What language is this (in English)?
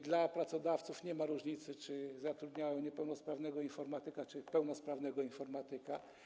Polish